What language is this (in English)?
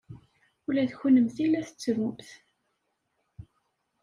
Kabyle